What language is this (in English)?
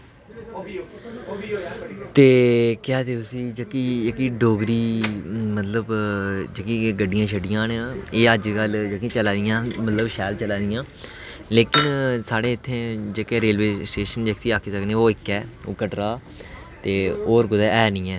Dogri